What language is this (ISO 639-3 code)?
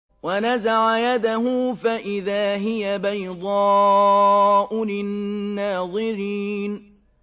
ara